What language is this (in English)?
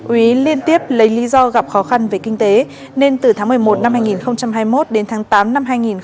Vietnamese